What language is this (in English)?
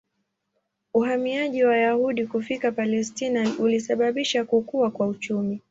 Swahili